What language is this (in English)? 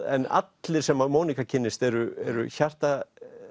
Icelandic